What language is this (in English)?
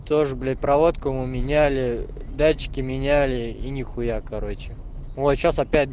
Russian